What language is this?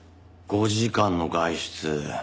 Japanese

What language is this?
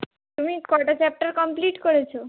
Bangla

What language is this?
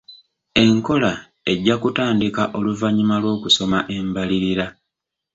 Ganda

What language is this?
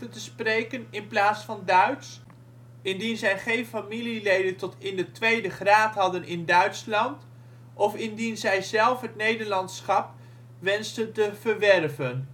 Dutch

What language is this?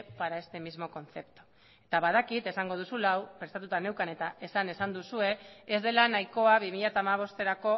Basque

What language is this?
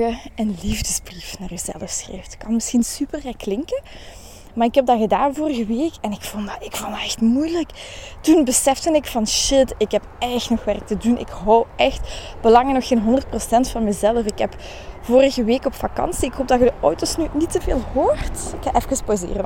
Dutch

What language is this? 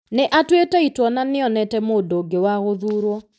Kikuyu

